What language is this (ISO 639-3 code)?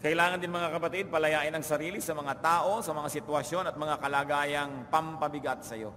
fil